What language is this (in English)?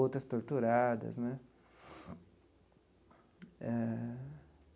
Portuguese